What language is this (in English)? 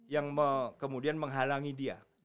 Indonesian